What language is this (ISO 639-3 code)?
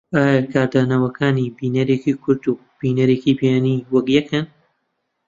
ckb